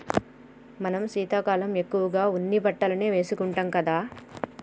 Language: Telugu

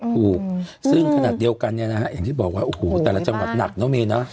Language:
Thai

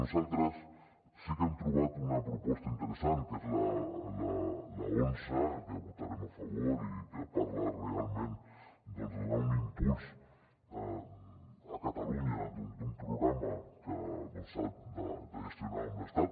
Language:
Catalan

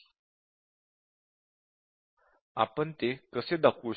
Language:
Marathi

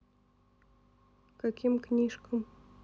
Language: Russian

